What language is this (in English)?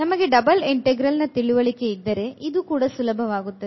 Kannada